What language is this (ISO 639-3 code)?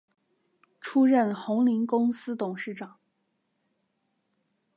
zho